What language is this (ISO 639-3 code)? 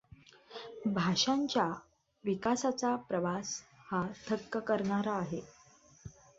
mar